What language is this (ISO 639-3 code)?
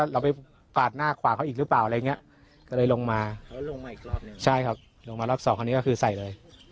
tha